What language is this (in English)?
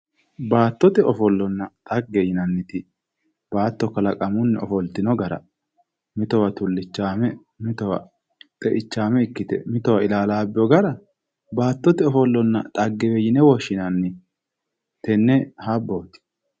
Sidamo